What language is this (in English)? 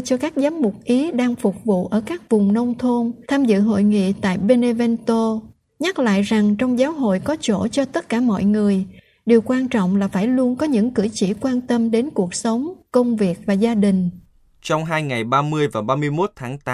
Vietnamese